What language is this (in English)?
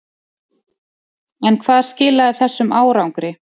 Icelandic